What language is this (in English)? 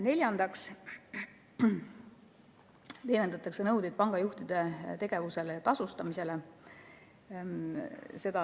Estonian